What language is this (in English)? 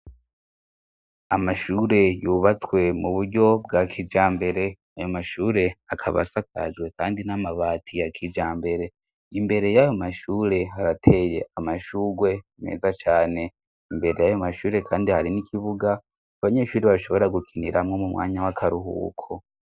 Rundi